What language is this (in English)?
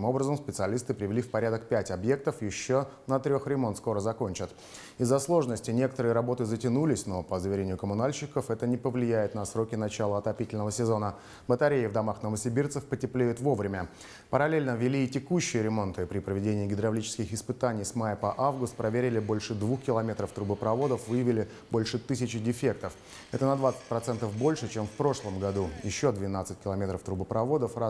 Russian